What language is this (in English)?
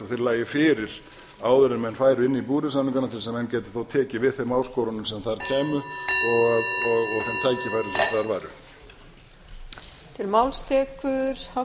Icelandic